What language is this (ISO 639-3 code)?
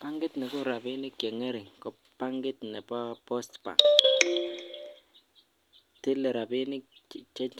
kln